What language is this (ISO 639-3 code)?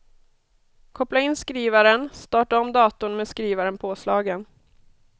swe